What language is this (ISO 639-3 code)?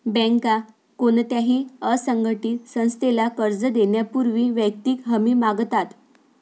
mar